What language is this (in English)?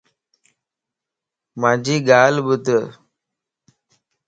Lasi